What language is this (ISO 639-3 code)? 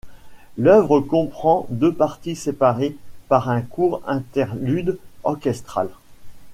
fra